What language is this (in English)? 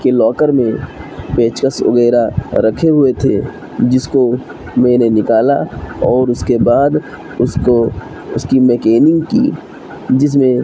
Urdu